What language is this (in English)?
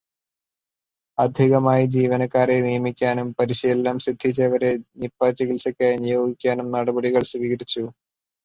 Malayalam